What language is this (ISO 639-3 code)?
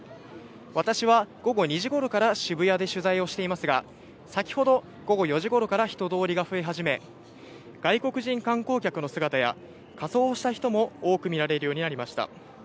jpn